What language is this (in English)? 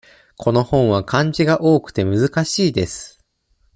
Japanese